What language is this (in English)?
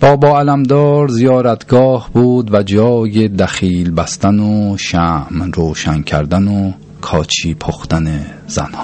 Persian